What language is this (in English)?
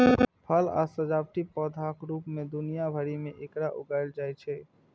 Maithili